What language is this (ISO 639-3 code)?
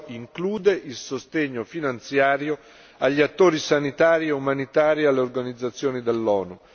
ita